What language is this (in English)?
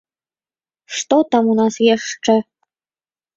Belarusian